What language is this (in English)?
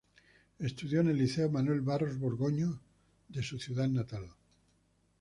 Spanish